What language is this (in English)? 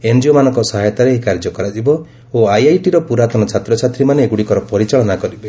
Odia